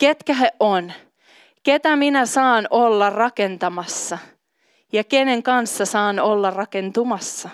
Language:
Finnish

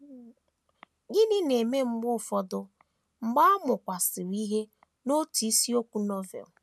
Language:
Igbo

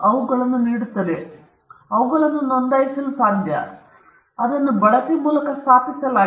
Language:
Kannada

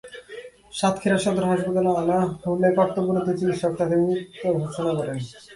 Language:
Bangla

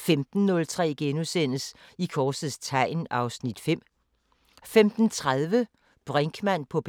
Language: Danish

